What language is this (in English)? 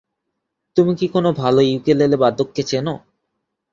Bangla